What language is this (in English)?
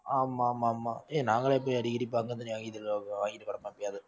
Tamil